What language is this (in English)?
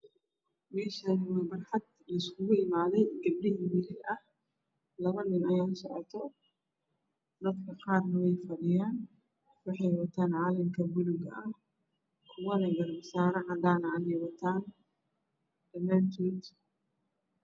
Somali